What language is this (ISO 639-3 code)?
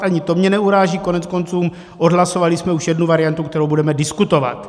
ces